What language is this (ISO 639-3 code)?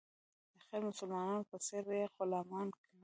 pus